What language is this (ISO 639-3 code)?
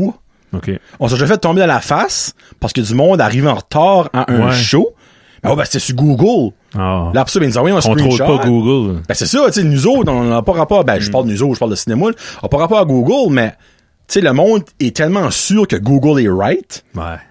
fra